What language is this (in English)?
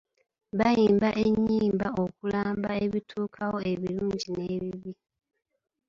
Ganda